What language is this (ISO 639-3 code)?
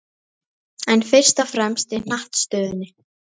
isl